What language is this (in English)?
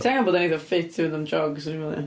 Welsh